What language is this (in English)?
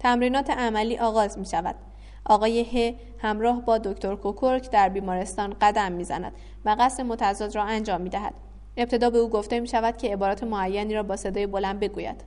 Persian